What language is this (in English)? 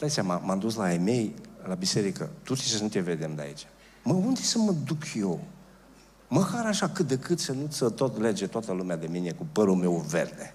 Romanian